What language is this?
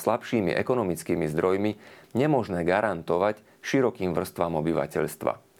Slovak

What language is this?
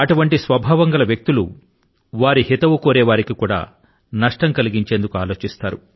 Telugu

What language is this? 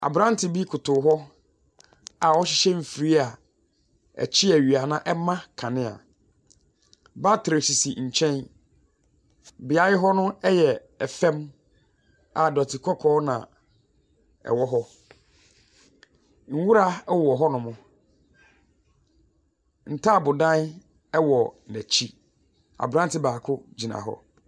Akan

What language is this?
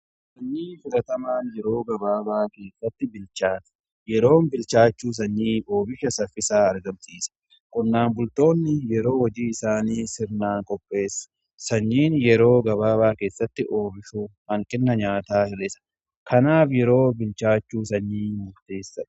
Oromo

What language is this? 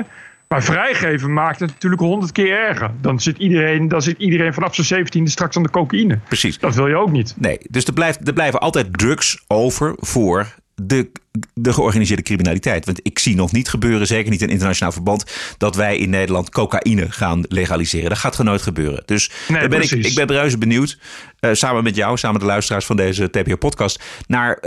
Dutch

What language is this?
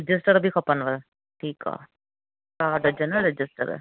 Sindhi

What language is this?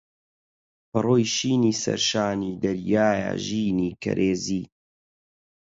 Central Kurdish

